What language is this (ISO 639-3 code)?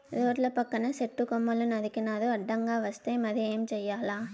tel